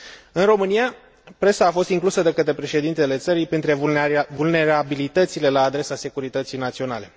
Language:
Romanian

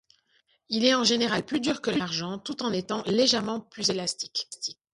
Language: French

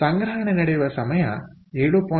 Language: Kannada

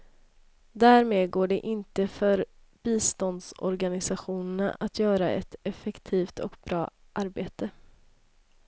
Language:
Swedish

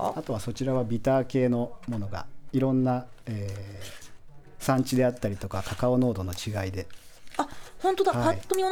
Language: Japanese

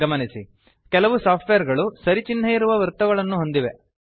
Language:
Kannada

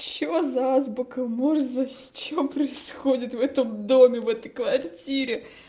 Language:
Russian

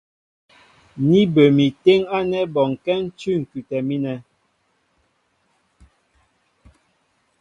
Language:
Mbo (Cameroon)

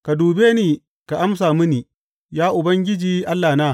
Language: Hausa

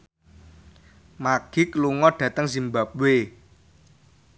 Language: Javanese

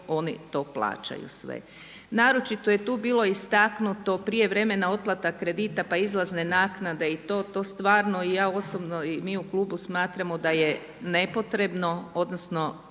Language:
Croatian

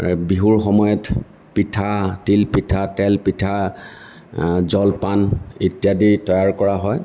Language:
Assamese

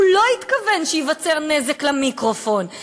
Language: Hebrew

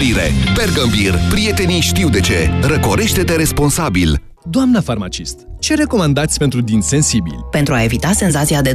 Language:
Romanian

